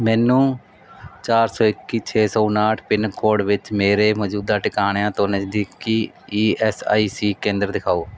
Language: Punjabi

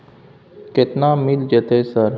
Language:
Maithili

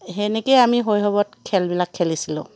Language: Assamese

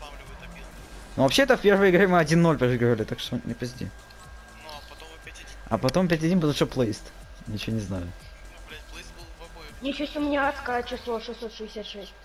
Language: Russian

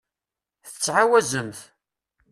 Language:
Kabyle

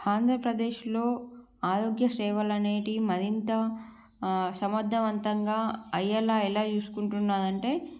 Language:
Telugu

